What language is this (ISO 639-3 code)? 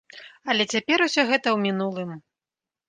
bel